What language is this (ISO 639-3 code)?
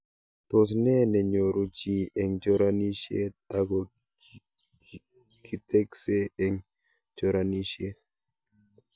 kln